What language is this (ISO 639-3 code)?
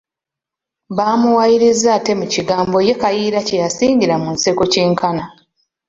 lug